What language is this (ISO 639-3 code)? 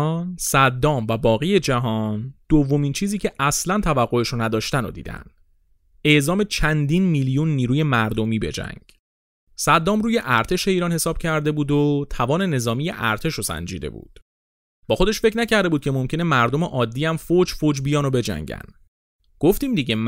fas